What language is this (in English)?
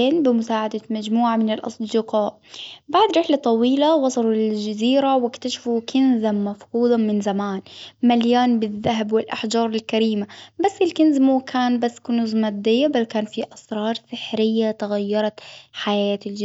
Hijazi Arabic